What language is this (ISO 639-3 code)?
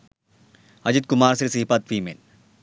sin